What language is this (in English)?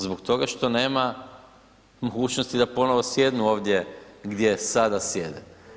Croatian